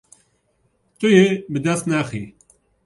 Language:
Kurdish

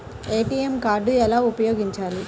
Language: Telugu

